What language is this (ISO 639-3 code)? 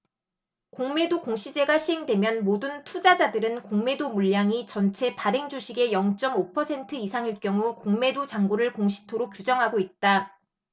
kor